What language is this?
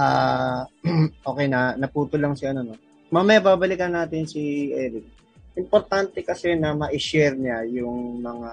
Filipino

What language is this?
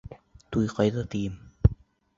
Bashkir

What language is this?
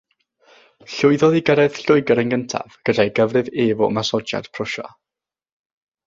Welsh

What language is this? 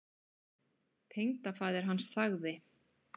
Icelandic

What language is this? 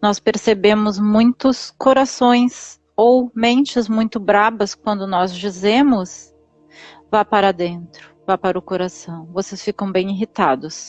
Portuguese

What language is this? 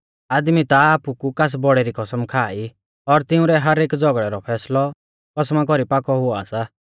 Mahasu Pahari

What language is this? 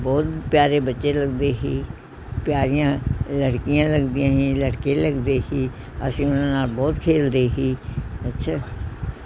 Punjabi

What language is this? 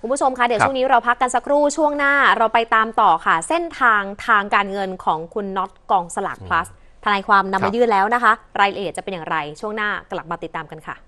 Thai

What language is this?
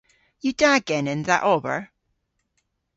Cornish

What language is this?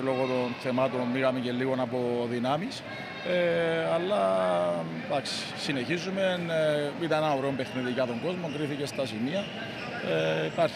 Greek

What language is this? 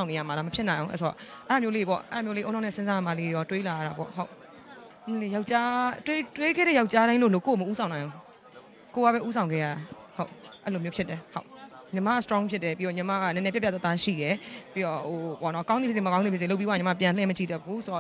Korean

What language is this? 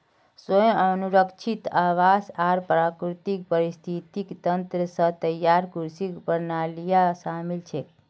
Magahi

